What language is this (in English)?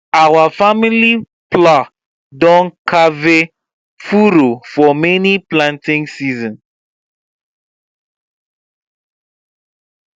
Nigerian Pidgin